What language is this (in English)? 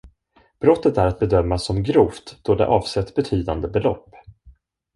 Swedish